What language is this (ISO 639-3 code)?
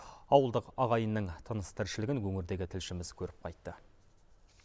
kaz